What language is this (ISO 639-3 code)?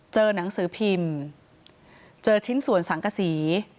tha